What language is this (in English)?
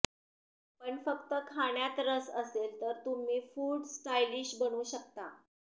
Marathi